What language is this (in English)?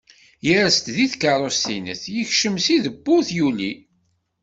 Kabyle